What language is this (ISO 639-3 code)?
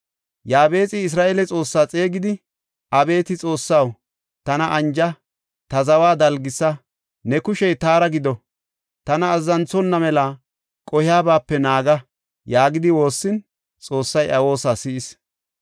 gof